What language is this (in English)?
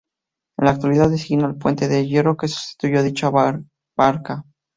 Spanish